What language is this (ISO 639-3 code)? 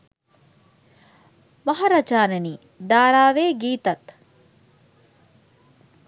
sin